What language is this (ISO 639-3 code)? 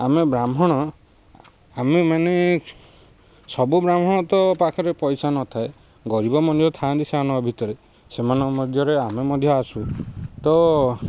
ori